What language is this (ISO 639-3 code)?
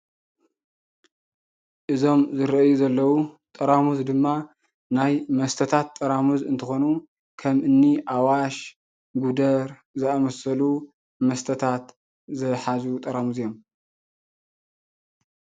tir